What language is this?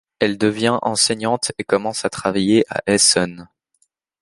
French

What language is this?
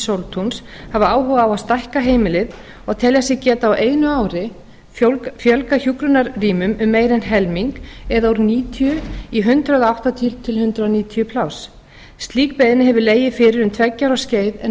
Icelandic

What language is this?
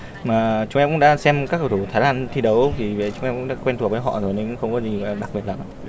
Vietnamese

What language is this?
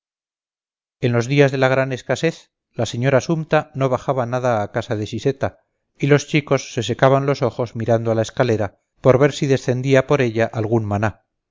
Spanish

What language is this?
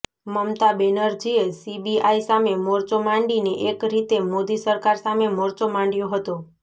Gujarati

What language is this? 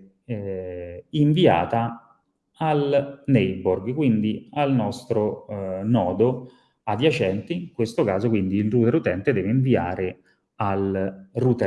Italian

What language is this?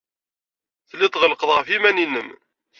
Kabyle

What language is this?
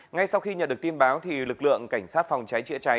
Vietnamese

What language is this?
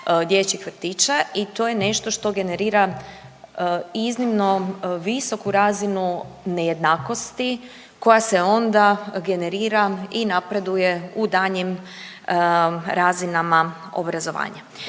Croatian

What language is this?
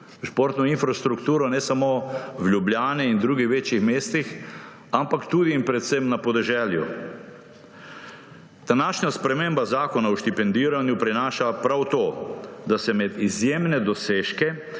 Slovenian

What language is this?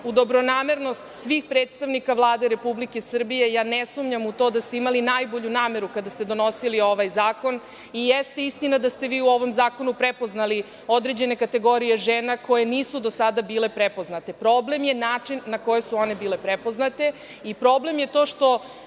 Serbian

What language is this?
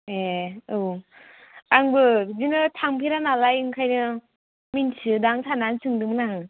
Bodo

